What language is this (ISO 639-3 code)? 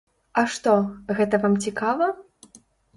bel